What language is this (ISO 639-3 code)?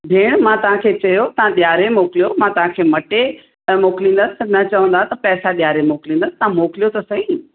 snd